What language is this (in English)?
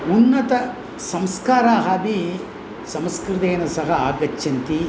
Sanskrit